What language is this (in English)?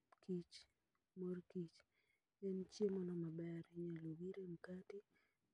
Luo (Kenya and Tanzania)